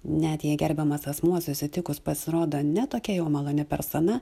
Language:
Lithuanian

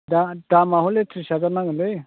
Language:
Bodo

